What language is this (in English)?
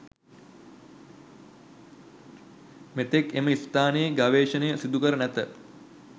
Sinhala